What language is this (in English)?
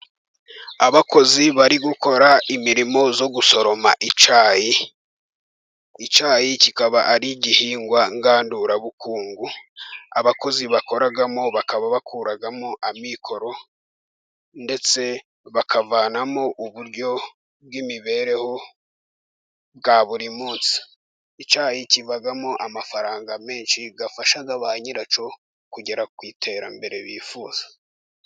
Kinyarwanda